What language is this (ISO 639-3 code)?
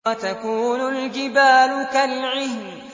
ara